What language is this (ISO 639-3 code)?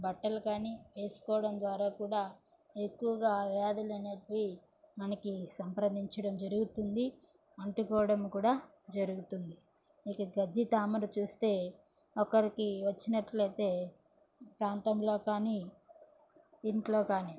tel